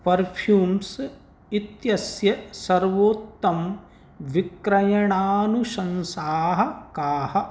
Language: Sanskrit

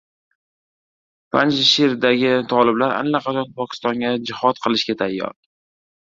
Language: Uzbek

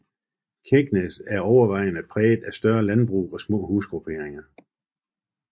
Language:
Danish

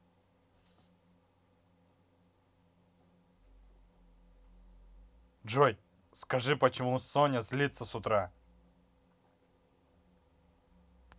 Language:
Russian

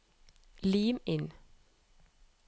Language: Norwegian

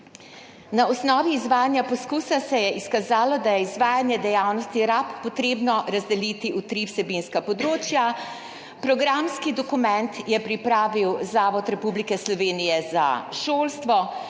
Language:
Slovenian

